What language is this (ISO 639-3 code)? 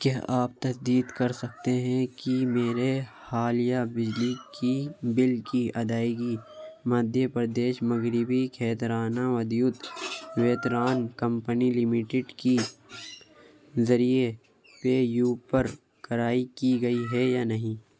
urd